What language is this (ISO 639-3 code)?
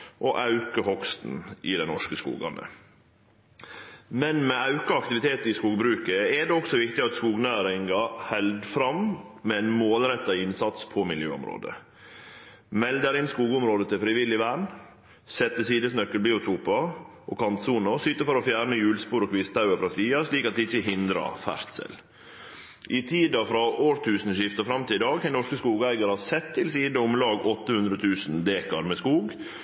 nno